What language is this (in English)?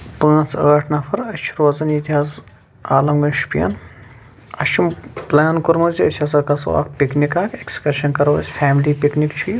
Kashmiri